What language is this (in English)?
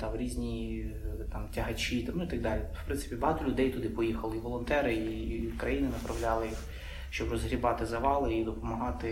Ukrainian